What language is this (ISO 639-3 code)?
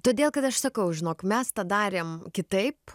lit